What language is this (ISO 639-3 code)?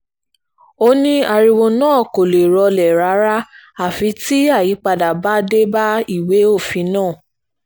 yor